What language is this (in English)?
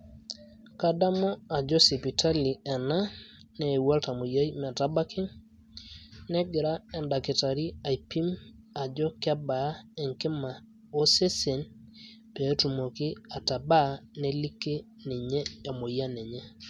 Masai